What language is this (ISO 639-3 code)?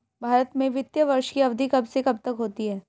hin